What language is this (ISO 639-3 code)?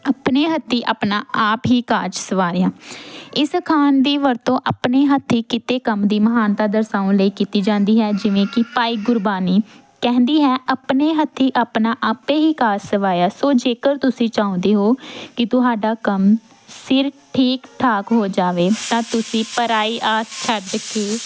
pan